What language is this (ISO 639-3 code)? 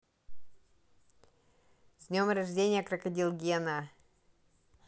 rus